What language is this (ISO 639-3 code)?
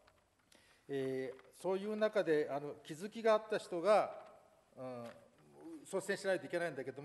jpn